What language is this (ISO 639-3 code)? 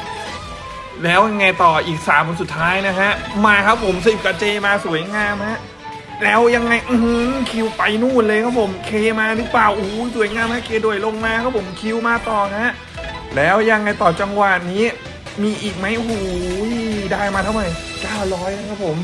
tha